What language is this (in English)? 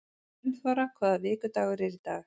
Icelandic